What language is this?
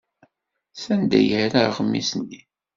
Kabyle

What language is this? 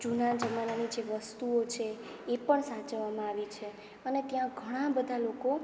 Gujarati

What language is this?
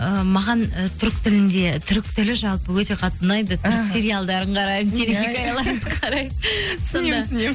Kazakh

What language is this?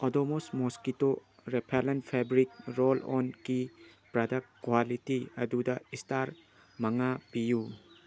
Manipuri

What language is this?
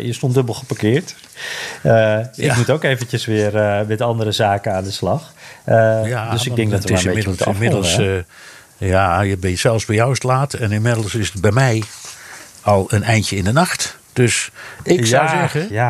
Dutch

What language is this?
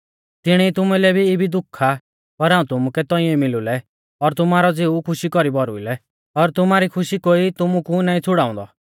Mahasu Pahari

